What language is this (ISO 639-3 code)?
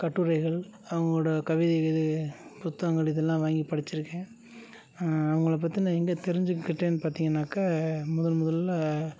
tam